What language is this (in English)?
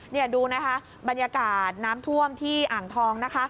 Thai